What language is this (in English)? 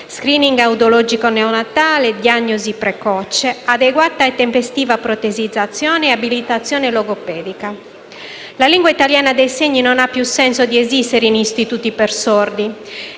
Italian